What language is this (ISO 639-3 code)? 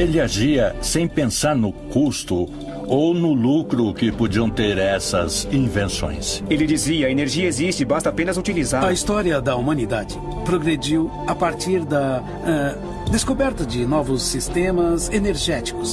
por